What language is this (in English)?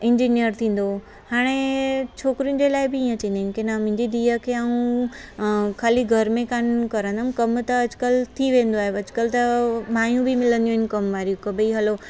Sindhi